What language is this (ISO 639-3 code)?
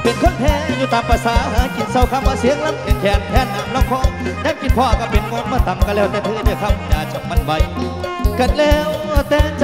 tha